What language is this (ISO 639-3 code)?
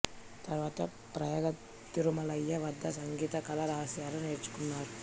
tel